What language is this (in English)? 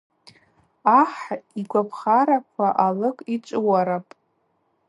Abaza